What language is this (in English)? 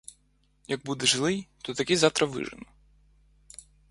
Ukrainian